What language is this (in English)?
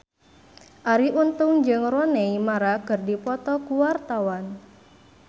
Sundanese